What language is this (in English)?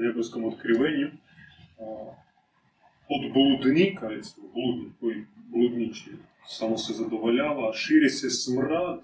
Croatian